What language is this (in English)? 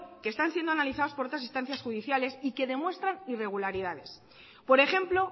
Spanish